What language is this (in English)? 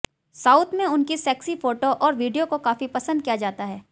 Hindi